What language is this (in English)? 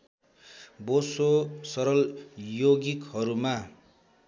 Nepali